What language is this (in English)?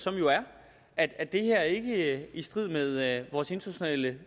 Danish